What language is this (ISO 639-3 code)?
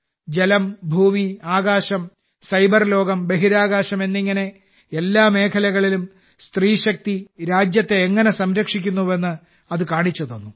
mal